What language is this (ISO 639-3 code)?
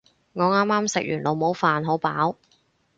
yue